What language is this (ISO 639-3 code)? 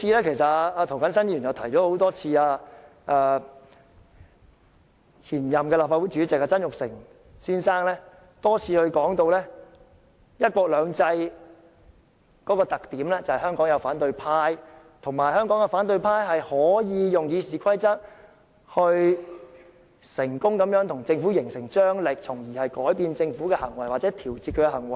yue